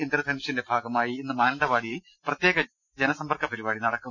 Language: Malayalam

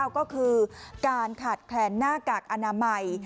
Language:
Thai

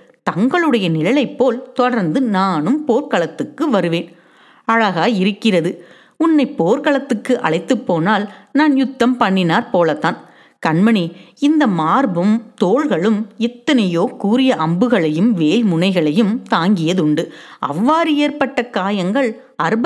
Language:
Tamil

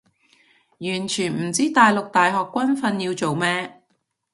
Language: Cantonese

